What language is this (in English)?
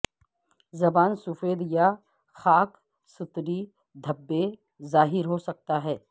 Urdu